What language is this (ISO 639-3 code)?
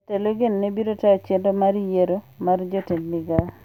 luo